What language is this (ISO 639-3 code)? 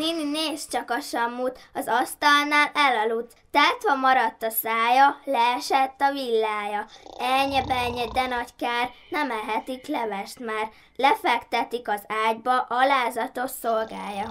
hun